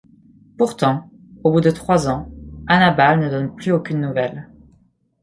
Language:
French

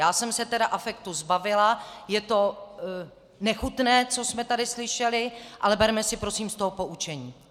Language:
Czech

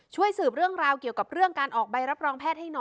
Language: Thai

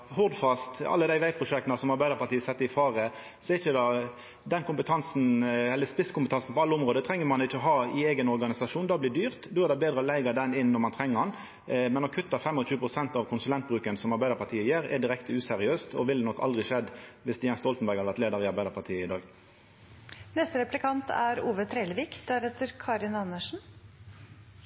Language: Norwegian Nynorsk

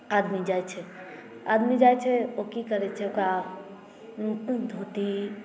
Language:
Maithili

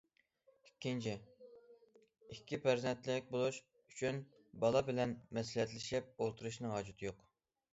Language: Uyghur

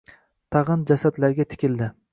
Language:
Uzbek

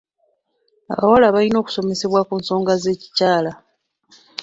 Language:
Ganda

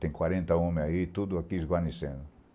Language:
Portuguese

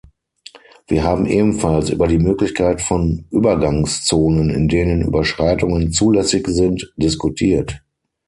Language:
German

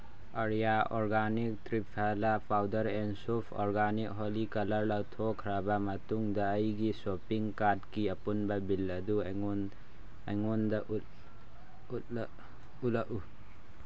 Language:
Manipuri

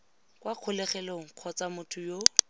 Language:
Tswana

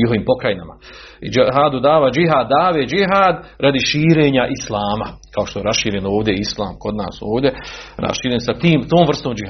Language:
Croatian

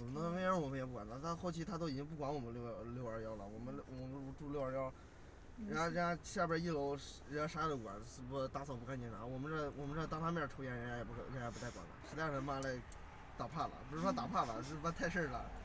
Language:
Chinese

